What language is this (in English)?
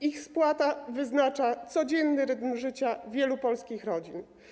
Polish